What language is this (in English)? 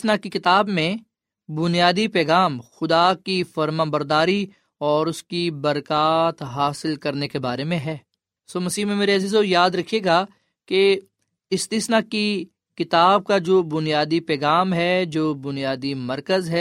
Urdu